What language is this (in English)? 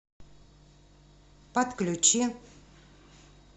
Russian